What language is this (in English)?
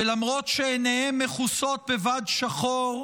Hebrew